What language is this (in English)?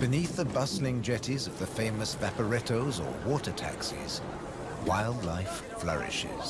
English